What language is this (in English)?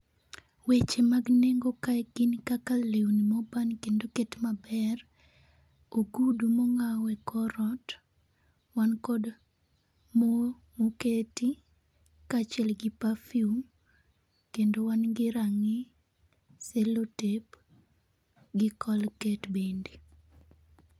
Luo (Kenya and Tanzania)